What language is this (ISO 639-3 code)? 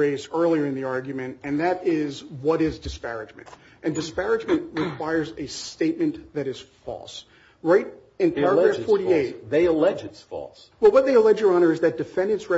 eng